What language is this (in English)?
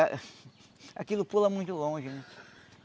Portuguese